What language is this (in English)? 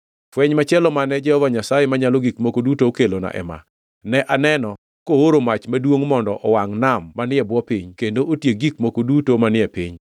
Luo (Kenya and Tanzania)